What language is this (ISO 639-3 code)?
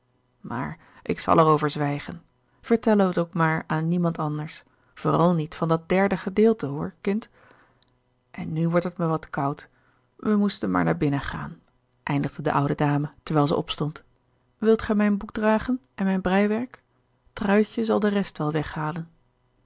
nld